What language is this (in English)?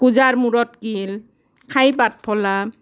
Assamese